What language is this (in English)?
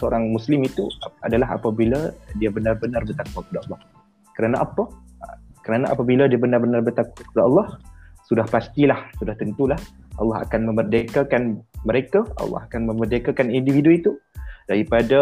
Malay